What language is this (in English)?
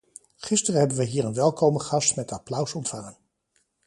Dutch